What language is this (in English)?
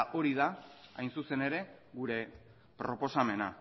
Basque